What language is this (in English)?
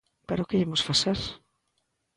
Galician